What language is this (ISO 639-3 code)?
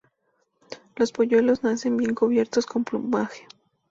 spa